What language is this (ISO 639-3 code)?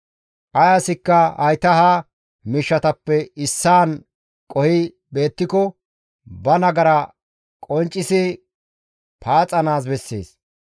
gmv